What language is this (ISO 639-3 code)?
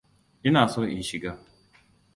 hau